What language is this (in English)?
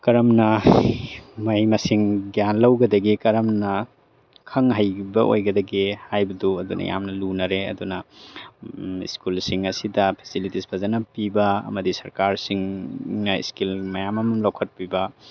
Manipuri